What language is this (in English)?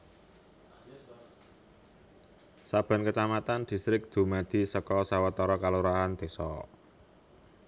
Javanese